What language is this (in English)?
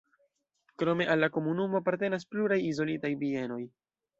Esperanto